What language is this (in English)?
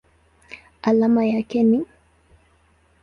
Swahili